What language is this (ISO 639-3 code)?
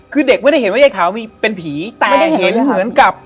tha